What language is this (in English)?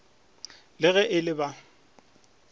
Northern Sotho